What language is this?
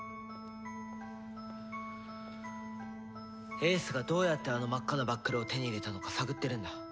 Japanese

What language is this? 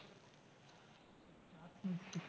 Gujarati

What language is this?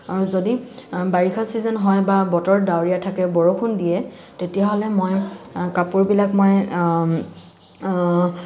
Assamese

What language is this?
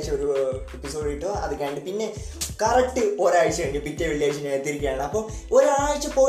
Malayalam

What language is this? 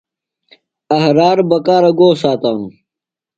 Phalura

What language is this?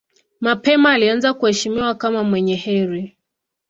Swahili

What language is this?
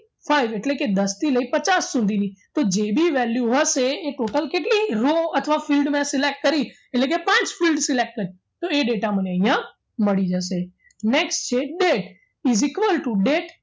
Gujarati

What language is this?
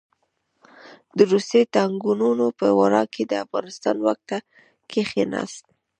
Pashto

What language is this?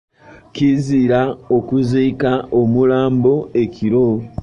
Ganda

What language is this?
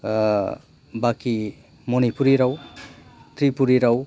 Bodo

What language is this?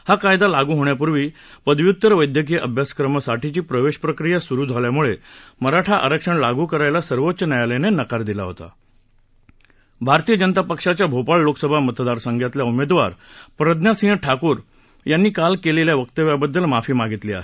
Marathi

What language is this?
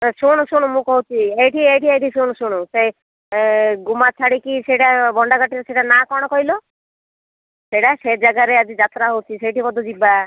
Odia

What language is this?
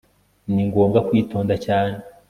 Kinyarwanda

